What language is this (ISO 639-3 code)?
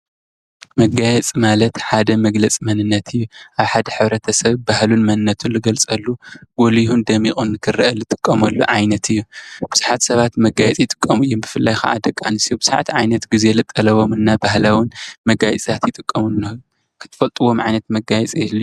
tir